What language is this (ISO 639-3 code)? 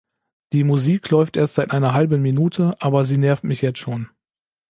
deu